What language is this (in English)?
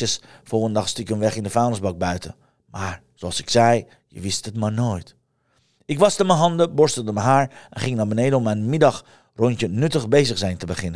Dutch